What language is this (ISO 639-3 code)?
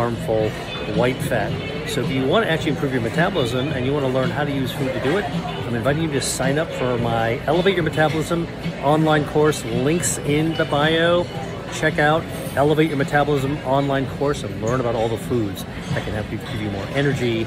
eng